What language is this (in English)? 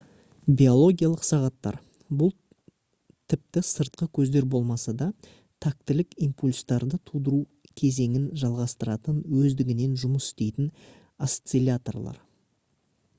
Kazakh